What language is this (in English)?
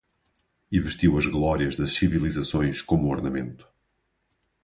Portuguese